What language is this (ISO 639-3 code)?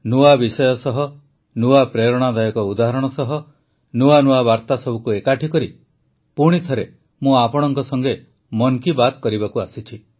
ori